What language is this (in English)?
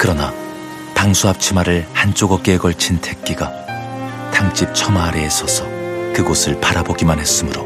Korean